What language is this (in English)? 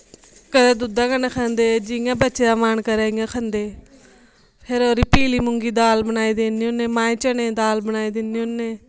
Dogri